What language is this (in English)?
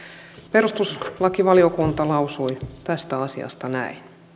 Finnish